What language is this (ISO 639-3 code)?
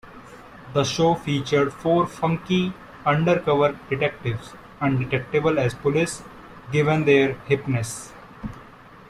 eng